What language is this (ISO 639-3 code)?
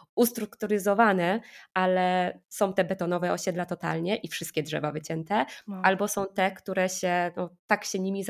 pol